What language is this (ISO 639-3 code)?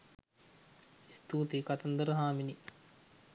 sin